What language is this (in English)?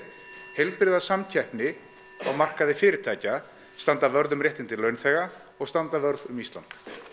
Icelandic